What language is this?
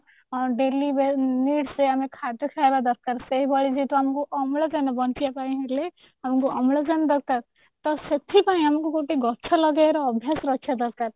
Odia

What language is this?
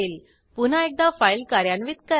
Marathi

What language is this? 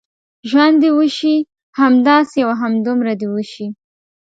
Pashto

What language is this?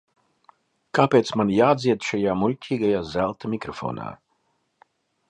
Latvian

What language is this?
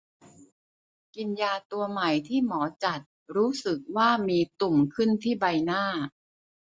Thai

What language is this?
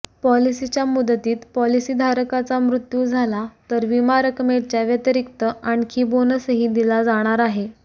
Marathi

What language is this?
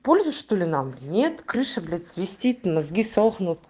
Russian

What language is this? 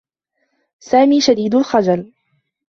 Arabic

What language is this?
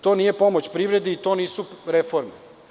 Serbian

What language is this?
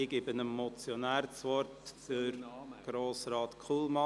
Swiss German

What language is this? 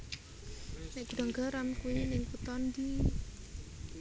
Javanese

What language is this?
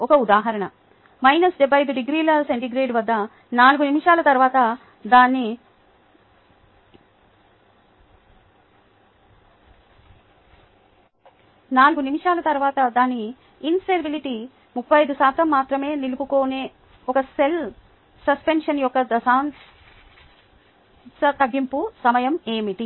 Telugu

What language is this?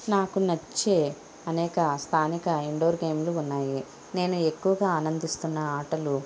Telugu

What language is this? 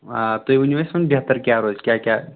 Kashmiri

